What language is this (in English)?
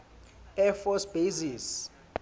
Southern Sotho